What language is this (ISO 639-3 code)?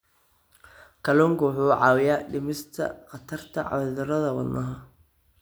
som